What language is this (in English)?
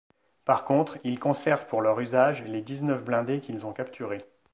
French